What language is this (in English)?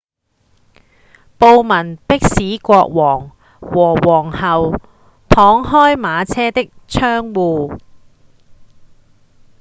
Cantonese